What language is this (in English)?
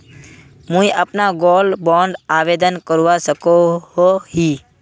Magahi